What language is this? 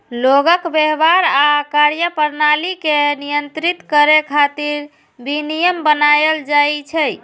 Maithili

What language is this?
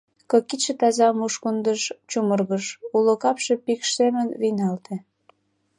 Mari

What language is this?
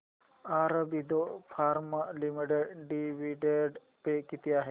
Marathi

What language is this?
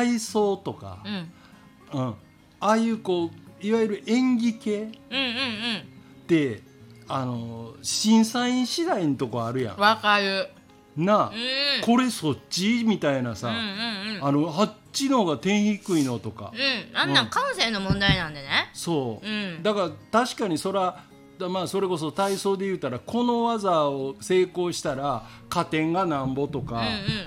Japanese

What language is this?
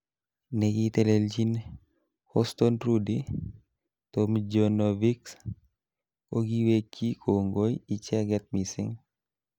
Kalenjin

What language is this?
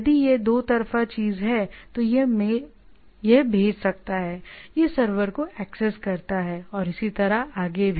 Hindi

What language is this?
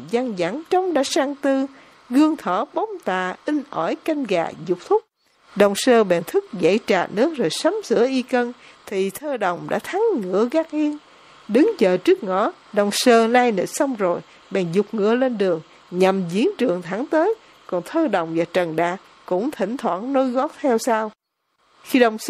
Vietnamese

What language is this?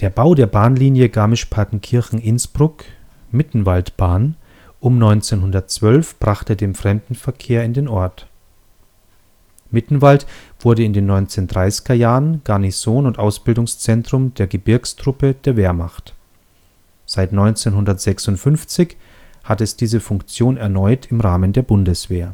German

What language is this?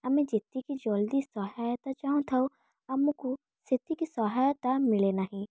Odia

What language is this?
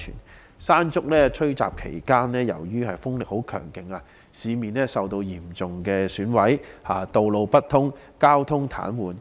Cantonese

